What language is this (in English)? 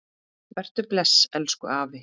Icelandic